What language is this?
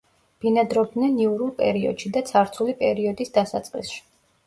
Georgian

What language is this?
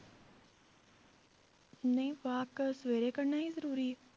Punjabi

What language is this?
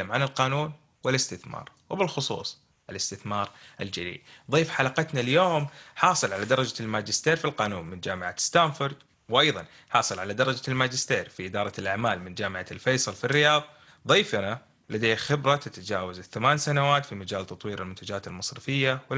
Arabic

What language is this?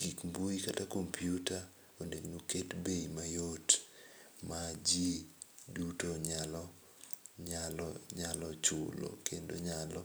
Luo (Kenya and Tanzania)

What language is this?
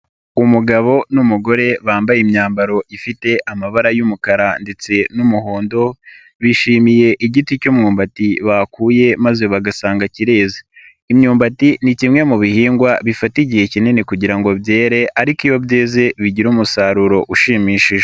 Kinyarwanda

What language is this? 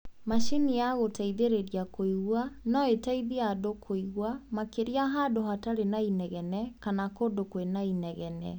Kikuyu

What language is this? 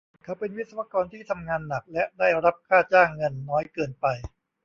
Thai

